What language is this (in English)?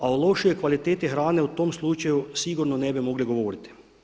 Croatian